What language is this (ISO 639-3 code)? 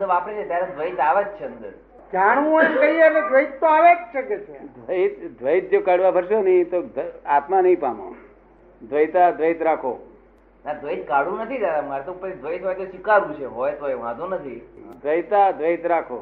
guj